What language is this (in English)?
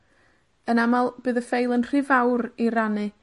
Welsh